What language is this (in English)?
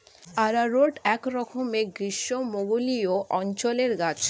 Bangla